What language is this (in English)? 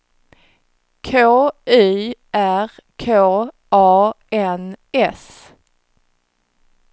Swedish